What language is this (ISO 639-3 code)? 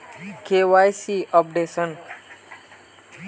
mag